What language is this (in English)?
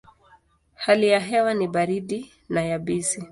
Swahili